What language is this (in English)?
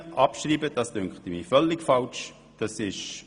Swiss German